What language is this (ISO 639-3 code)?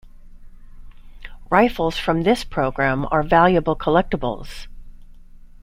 eng